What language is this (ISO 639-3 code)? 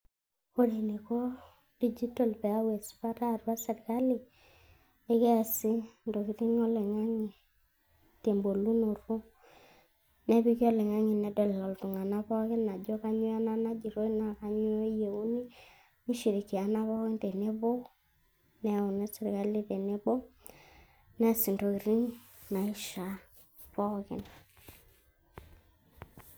mas